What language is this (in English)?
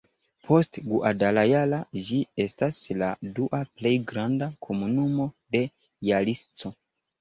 Esperanto